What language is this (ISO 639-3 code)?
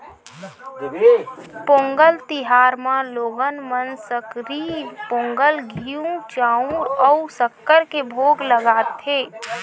hne